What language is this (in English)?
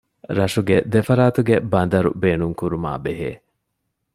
Divehi